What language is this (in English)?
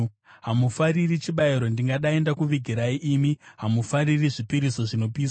Shona